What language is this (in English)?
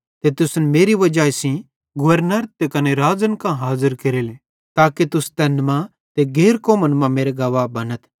Bhadrawahi